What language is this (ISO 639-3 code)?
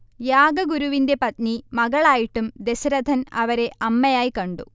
mal